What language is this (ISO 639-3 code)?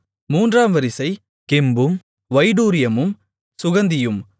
tam